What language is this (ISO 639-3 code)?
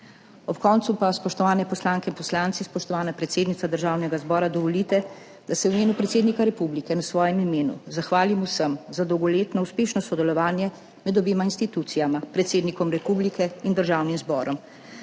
slv